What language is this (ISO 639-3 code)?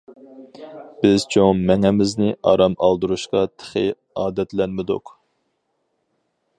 uig